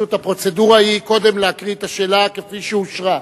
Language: Hebrew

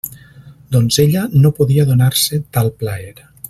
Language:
Catalan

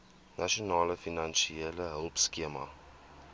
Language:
Afrikaans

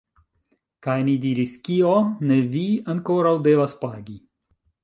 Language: Esperanto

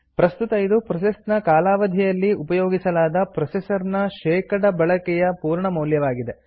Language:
Kannada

